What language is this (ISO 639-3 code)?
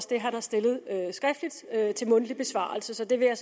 dan